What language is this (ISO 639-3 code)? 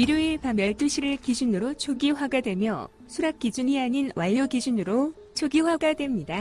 kor